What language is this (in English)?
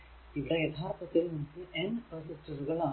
Malayalam